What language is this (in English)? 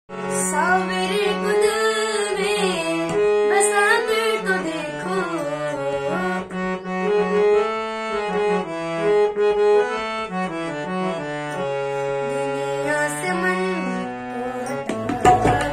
Indonesian